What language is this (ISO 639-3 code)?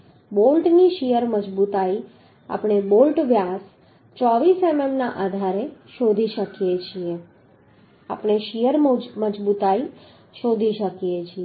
guj